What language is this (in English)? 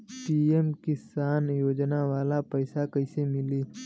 Bhojpuri